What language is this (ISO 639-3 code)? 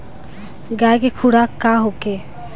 bho